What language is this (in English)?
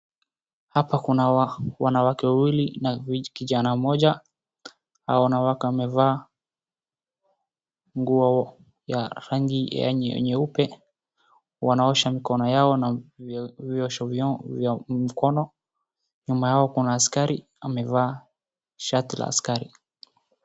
Swahili